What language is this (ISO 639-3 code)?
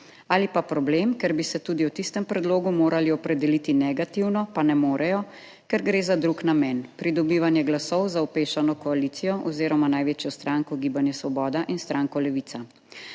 slv